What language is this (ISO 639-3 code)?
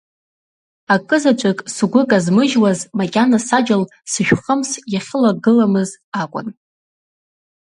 abk